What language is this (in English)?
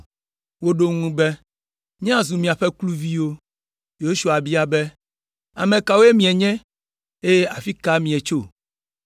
Ewe